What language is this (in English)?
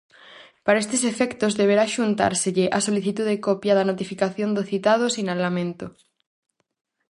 Galician